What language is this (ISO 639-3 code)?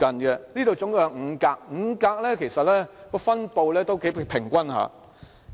yue